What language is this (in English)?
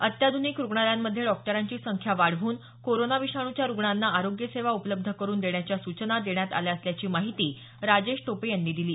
Marathi